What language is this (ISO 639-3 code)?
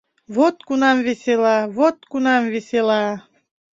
chm